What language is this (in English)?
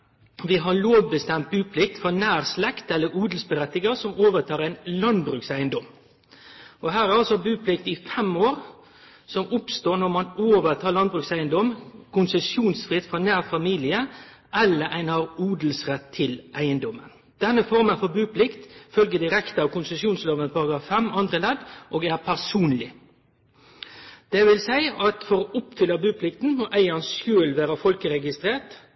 Norwegian Nynorsk